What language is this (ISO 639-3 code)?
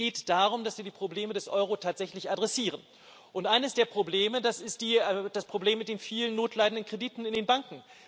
deu